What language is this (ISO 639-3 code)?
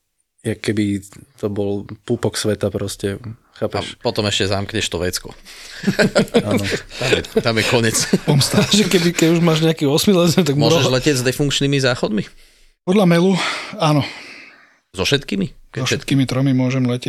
slk